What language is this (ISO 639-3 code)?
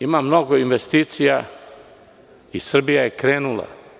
srp